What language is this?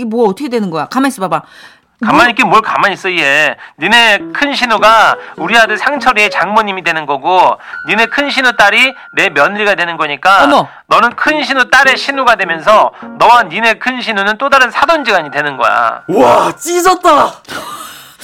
Korean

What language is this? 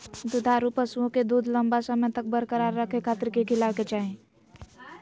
Magahi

